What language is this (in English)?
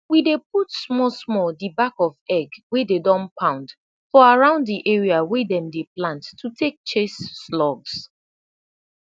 Nigerian Pidgin